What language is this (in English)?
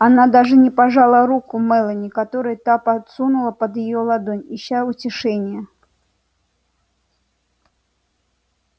Russian